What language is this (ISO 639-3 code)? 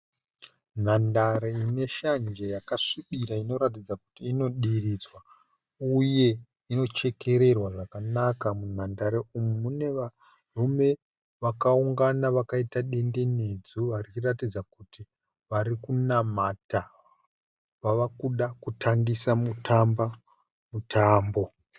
sna